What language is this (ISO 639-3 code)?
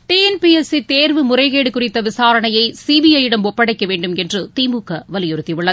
tam